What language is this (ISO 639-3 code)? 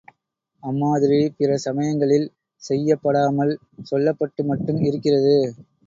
tam